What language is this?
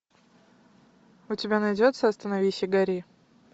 Russian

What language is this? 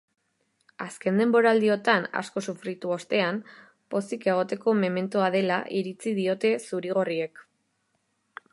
Basque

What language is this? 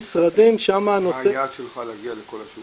Hebrew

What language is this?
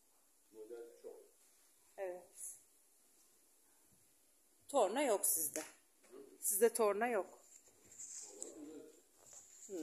Turkish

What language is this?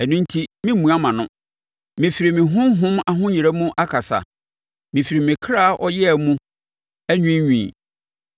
Akan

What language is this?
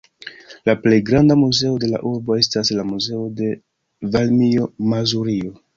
Esperanto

